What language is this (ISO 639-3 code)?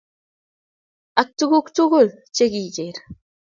kln